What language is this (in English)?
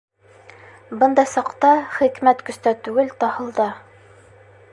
Bashkir